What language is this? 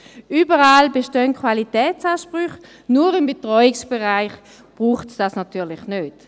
Swiss German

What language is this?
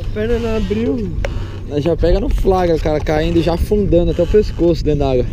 Portuguese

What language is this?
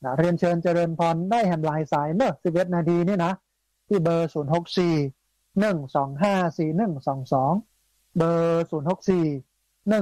Thai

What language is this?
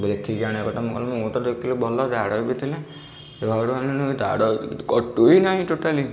Odia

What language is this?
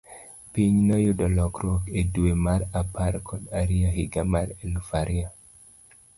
Luo (Kenya and Tanzania)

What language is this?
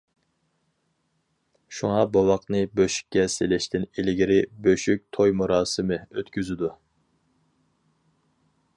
Uyghur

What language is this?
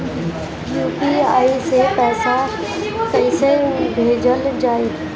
Bhojpuri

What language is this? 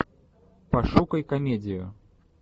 Russian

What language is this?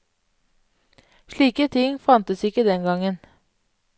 Norwegian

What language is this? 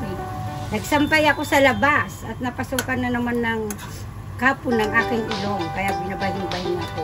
Filipino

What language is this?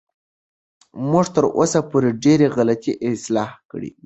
Pashto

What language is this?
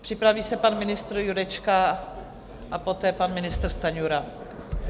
Czech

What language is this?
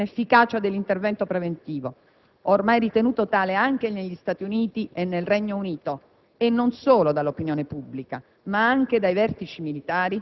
Italian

